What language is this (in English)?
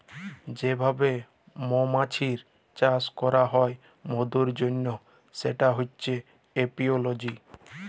Bangla